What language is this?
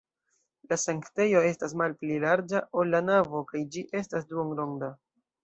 Esperanto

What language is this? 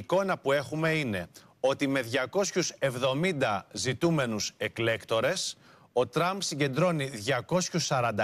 Greek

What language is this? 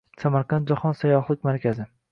Uzbek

